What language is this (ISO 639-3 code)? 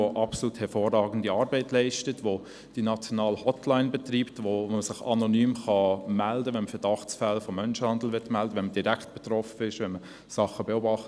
gsw